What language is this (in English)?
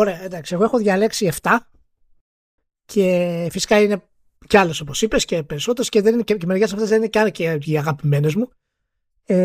Greek